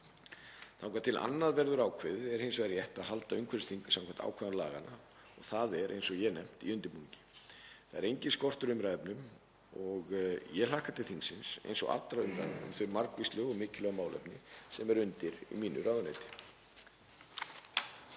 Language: Icelandic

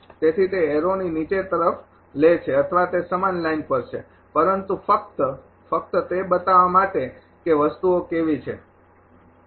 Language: Gujarati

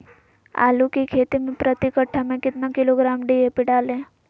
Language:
Magahi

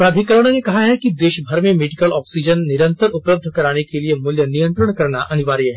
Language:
Hindi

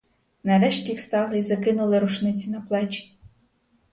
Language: Ukrainian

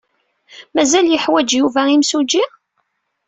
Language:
Kabyle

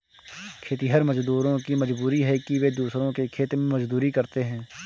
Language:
Hindi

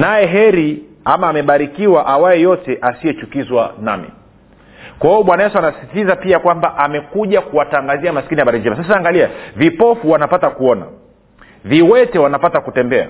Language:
Swahili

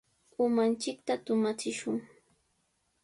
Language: Sihuas Ancash Quechua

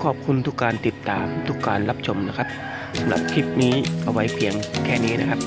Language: Thai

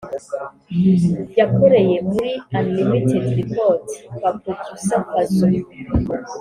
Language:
Kinyarwanda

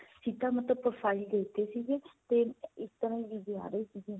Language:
Punjabi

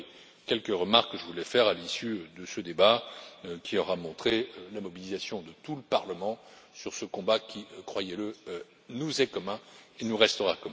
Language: French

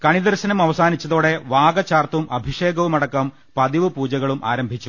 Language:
Malayalam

